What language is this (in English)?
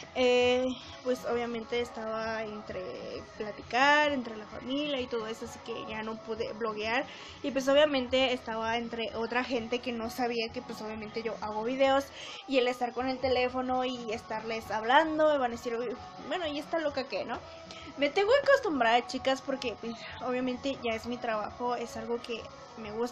Spanish